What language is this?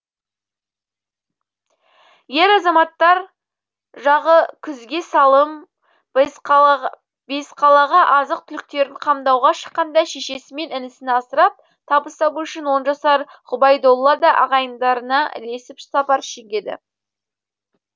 Kazakh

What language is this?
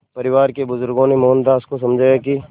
Hindi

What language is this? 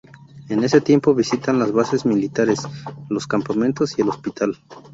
Spanish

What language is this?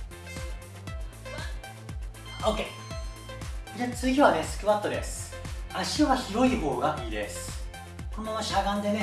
Japanese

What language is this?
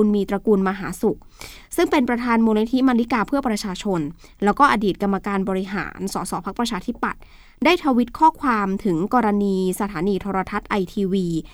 Thai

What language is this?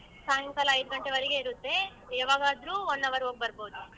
Kannada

